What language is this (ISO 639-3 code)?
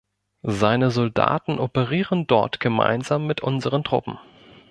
deu